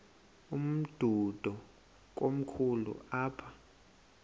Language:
Xhosa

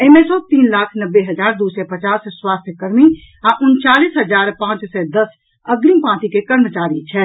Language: Maithili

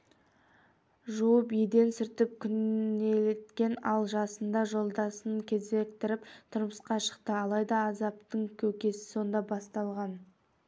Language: Kazakh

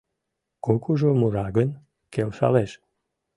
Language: Mari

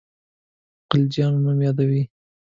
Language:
Pashto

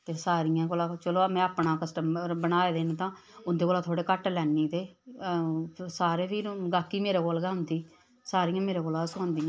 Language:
Dogri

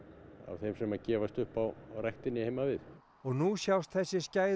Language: Icelandic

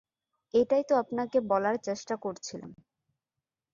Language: Bangla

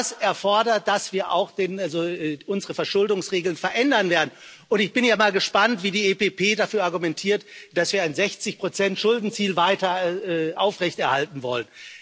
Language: German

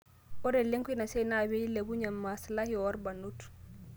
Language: Masai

